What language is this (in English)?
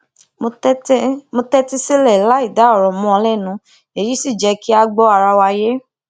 Yoruba